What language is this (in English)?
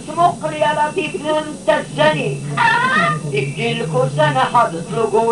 Arabic